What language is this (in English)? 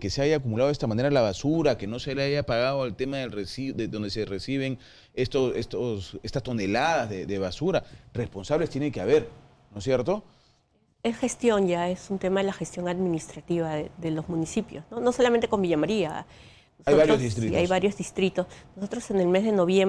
Spanish